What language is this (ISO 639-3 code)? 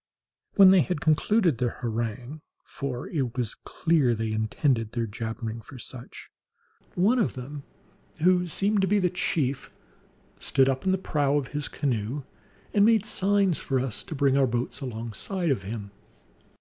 eng